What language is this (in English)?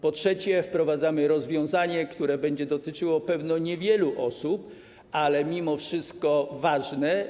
Polish